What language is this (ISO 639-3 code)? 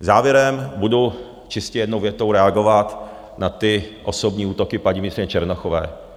ces